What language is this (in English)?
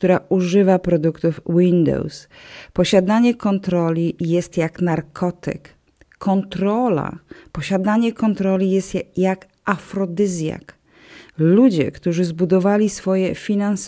Polish